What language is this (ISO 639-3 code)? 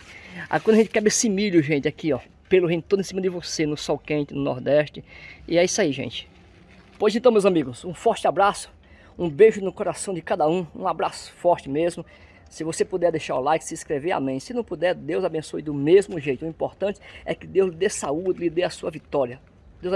por